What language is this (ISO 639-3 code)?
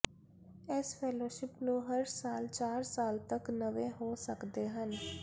pan